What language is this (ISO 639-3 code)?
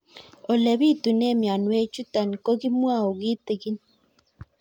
kln